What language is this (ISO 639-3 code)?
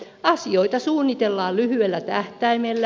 fin